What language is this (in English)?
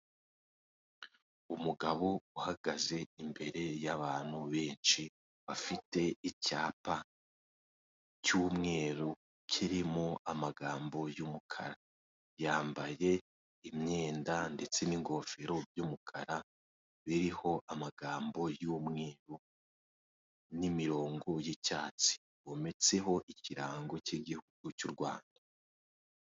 Kinyarwanda